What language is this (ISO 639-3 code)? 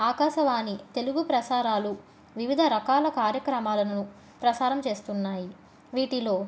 tel